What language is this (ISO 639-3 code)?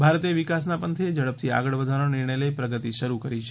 guj